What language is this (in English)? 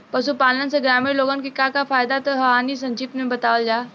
Bhojpuri